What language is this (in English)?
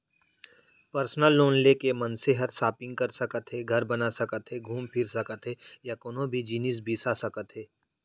Chhattisgarhi